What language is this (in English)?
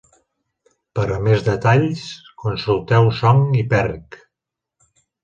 Catalan